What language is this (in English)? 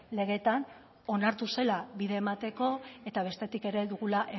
Basque